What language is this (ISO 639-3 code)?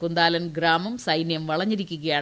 mal